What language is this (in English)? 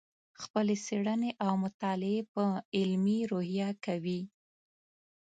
Pashto